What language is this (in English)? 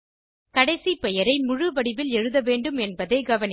Tamil